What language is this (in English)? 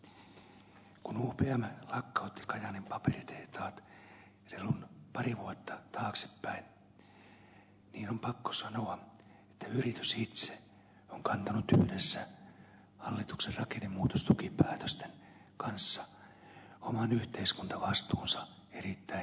Finnish